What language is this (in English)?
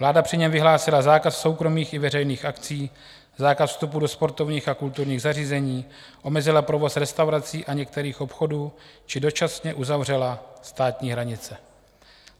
Czech